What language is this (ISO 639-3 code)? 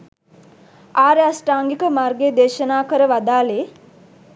sin